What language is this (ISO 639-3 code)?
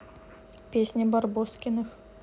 rus